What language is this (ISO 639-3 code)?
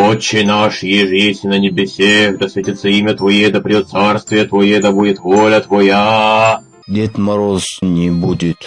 rus